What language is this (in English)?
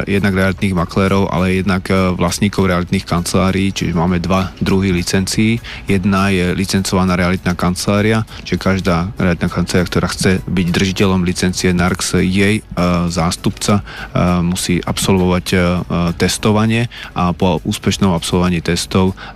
Slovak